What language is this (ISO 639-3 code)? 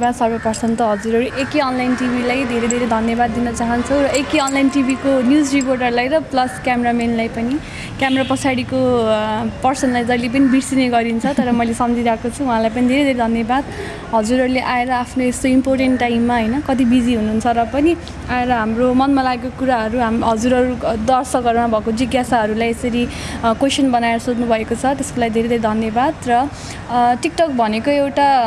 nep